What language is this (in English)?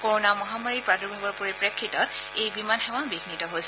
Assamese